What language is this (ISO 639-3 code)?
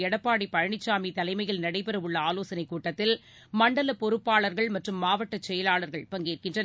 tam